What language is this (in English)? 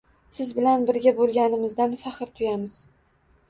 Uzbek